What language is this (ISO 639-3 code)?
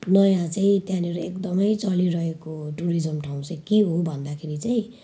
nep